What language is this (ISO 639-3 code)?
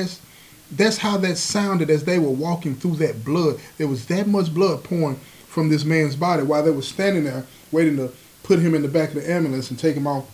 eng